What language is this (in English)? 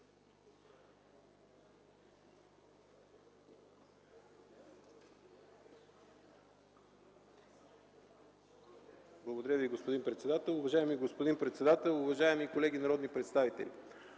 Bulgarian